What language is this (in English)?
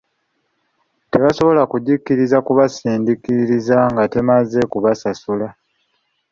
Ganda